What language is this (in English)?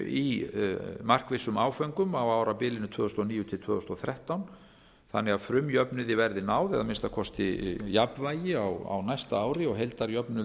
Icelandic